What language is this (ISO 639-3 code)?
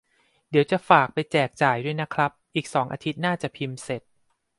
tha